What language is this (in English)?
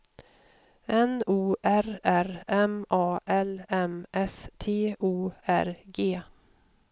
Swedish